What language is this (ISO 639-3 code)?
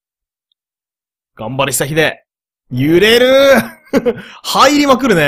jpn